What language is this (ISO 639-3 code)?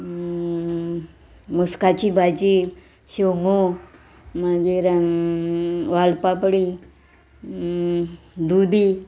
kok